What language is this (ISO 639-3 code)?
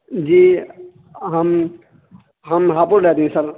urd